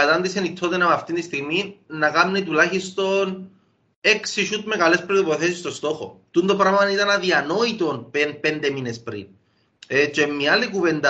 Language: Greek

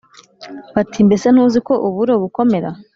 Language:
Kinyarwanda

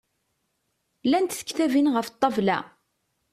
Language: Kabyle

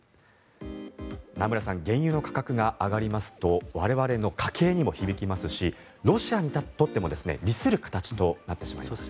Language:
Japanese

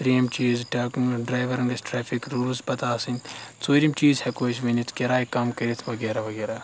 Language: Kashmiri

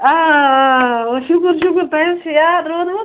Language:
Kashmiri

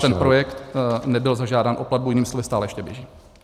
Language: Czech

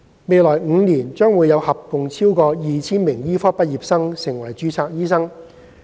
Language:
Cantonese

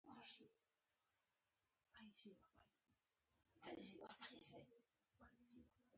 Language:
Pashto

